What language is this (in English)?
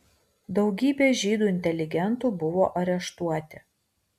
Lithuanian